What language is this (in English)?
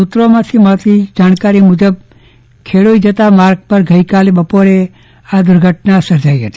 Gujarati